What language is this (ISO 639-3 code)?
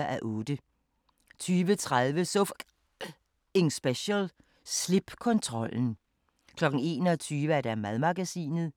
dan